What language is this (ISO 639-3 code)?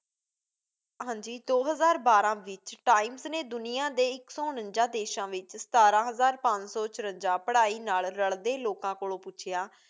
pan